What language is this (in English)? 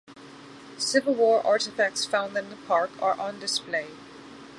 English